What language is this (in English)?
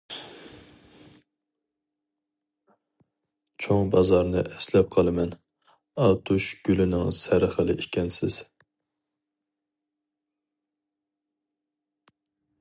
Uyghur